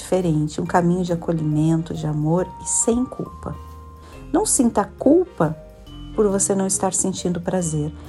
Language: Portuguese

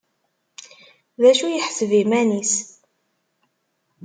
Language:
Kabyle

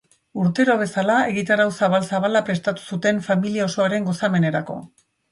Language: Basque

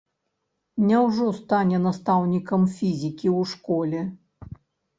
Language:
Belarusian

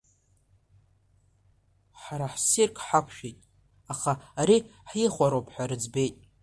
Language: Abkhazian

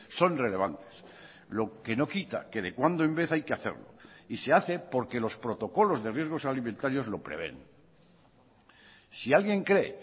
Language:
Spanish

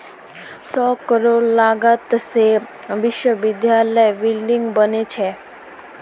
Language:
Magahi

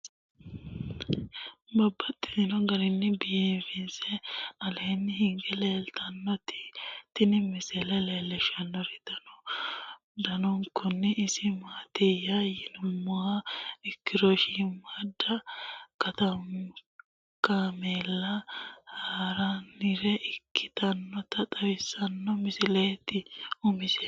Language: Sidamo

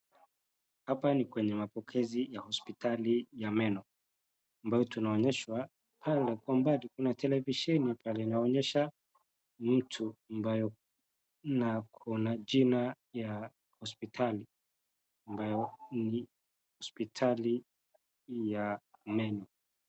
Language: Swahili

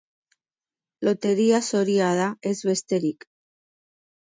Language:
Basque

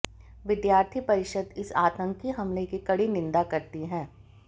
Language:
Hindi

